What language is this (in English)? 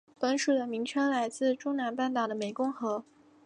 Chinese